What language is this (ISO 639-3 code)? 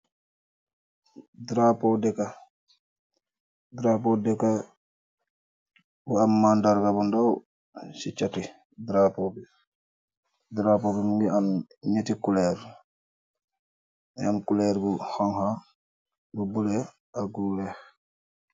wol